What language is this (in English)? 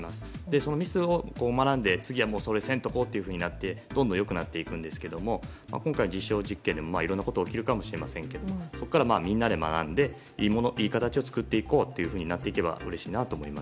Japanese